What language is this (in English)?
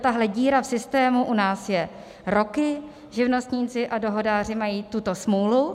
Czech